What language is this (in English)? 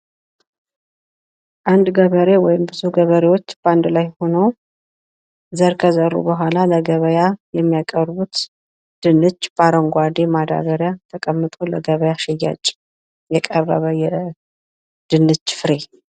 Amharic